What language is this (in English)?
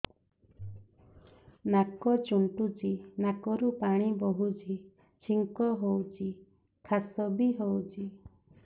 Odia